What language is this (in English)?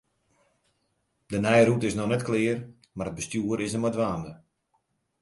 Western Frisian